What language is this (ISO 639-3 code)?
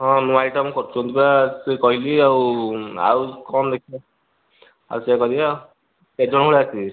ori